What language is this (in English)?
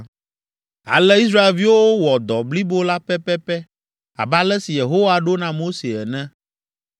Ewe